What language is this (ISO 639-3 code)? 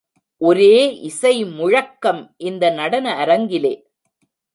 tam